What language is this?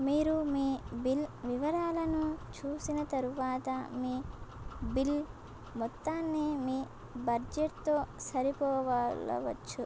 Telugu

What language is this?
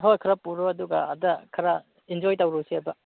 Manipuri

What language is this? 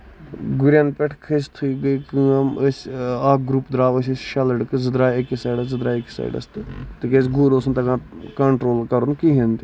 Kashmiri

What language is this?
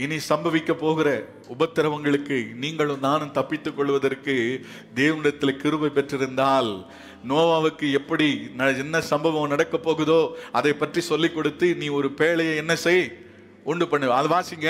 Tamil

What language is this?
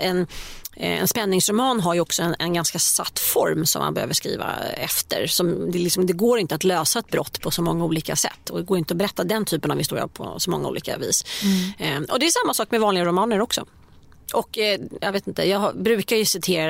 Swedish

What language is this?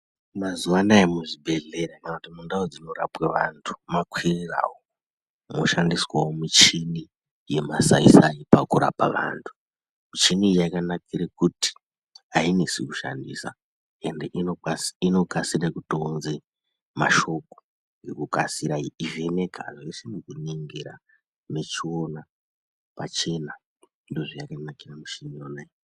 Ndau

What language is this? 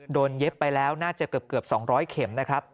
Thai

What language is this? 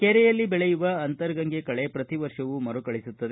Kannada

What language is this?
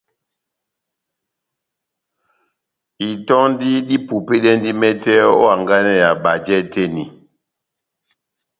Batanga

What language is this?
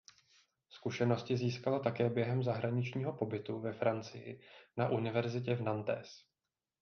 Czech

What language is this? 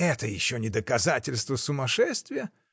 Russian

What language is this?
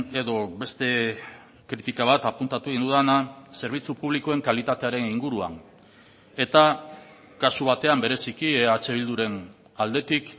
Basque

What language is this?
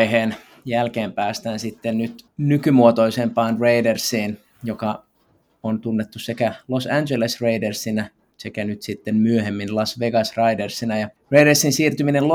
Finnish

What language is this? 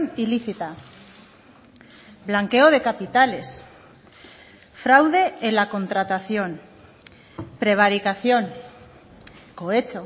Spanish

